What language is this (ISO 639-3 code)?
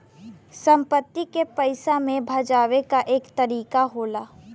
bho